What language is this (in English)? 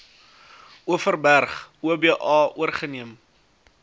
Afrikaans